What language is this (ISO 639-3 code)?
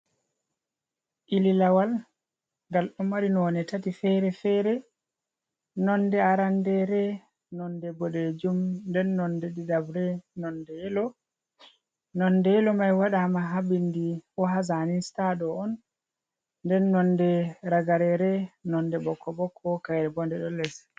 ful